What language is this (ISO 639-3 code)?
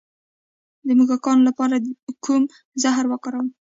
pus